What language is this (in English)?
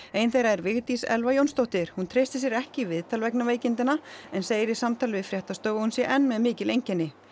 Icelandic